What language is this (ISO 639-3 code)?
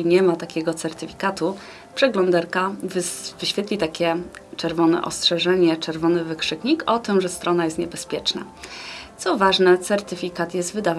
pol